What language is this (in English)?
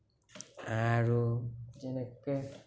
Assamese